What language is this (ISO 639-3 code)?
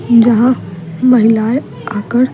hin